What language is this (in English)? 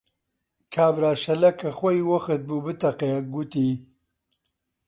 Central Kurdish